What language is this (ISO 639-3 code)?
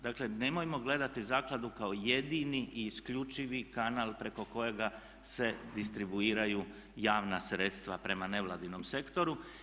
hrv